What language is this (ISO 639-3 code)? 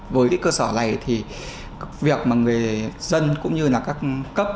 vie